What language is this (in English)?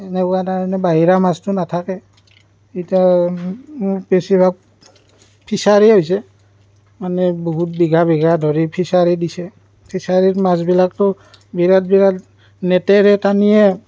Assamese